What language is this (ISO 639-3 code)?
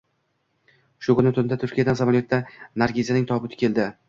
uzb